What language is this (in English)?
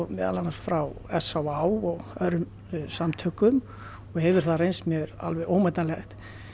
Icelandic